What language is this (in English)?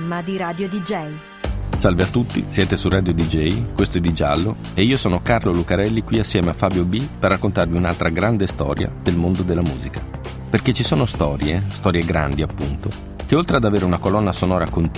Italian